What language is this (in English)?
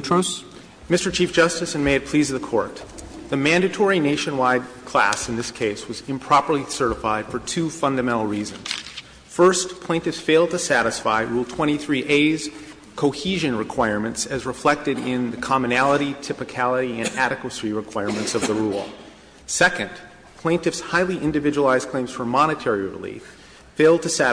English